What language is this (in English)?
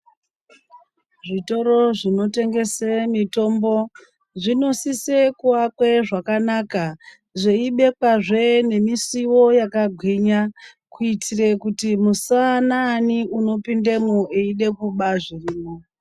Ndau